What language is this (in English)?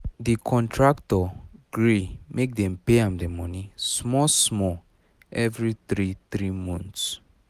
Nigerian Pidgin